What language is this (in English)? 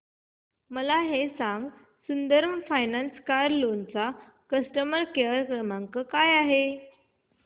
Marathi